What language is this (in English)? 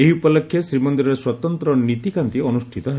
Odia